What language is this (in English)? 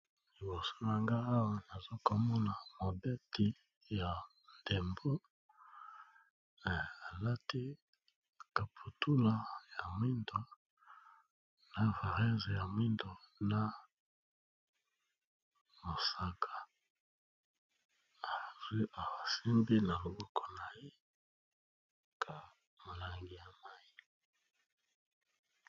Lingala